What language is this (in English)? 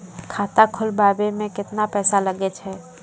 Maithili